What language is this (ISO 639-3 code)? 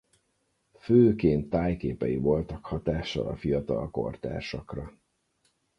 hun